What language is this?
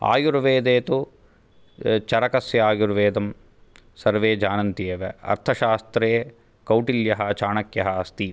Sanskrit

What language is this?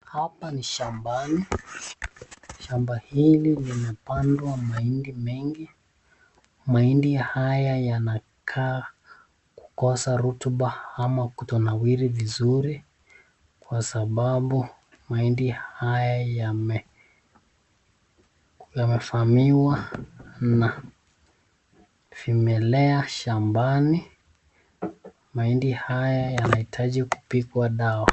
Swahili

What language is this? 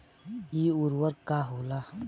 Bhojpuri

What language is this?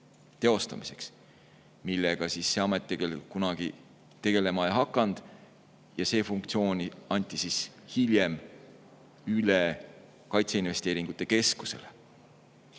Estonian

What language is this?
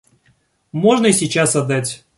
Russian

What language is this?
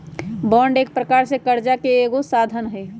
Magahi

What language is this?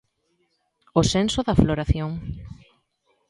Galician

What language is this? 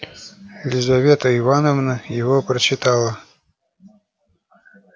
Russian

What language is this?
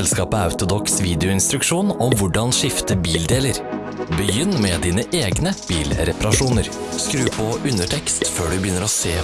Norwegian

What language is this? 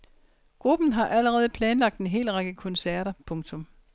Danish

